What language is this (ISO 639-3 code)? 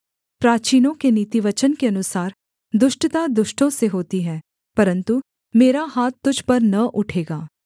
hin